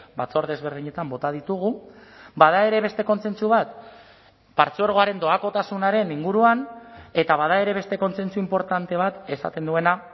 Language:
Basque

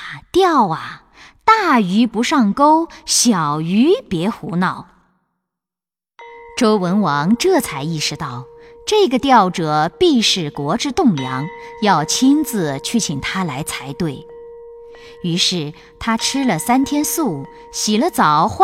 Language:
Chinese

